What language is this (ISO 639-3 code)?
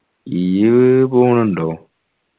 mal